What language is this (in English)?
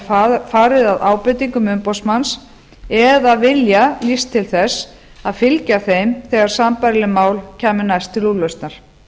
Icelandic